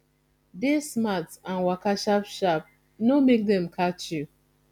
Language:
Nigerian Pidgin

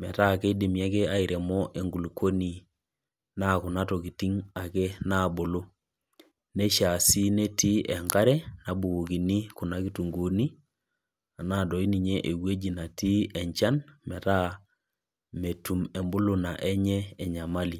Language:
Masai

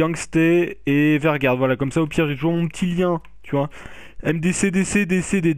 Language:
French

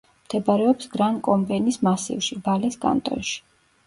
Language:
Georgian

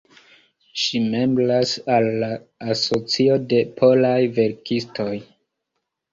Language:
Esperanto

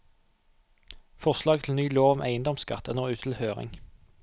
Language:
Norwegian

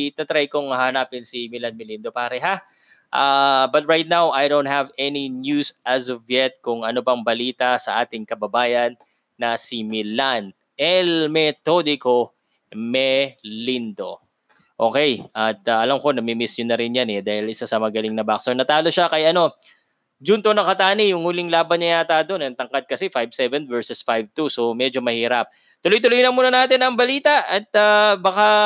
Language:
Filipino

